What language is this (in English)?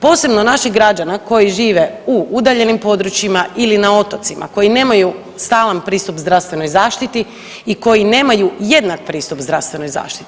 Croatian